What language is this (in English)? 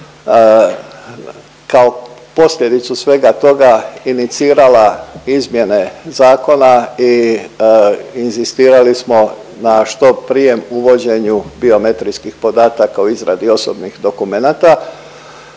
Croatian